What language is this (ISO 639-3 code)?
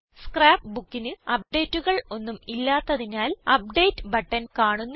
mal